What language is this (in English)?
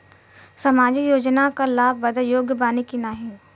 Bhojpuri